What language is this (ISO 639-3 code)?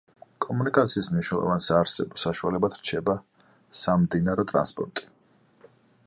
kat